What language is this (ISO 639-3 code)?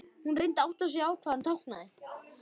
isl